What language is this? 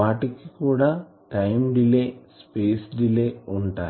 Telugu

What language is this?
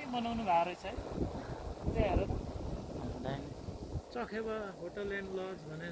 Dutch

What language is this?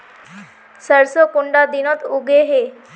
Magahi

